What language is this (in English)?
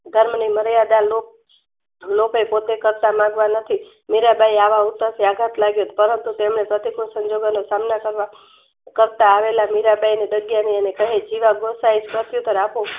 Gujarati